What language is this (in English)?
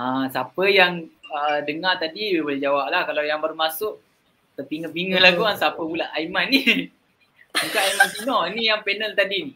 Malay